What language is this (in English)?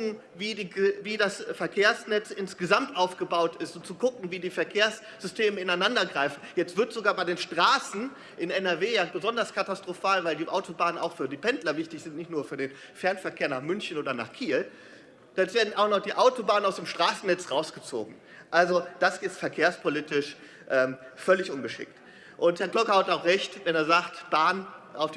German